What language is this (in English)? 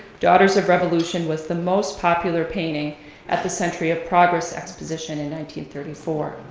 English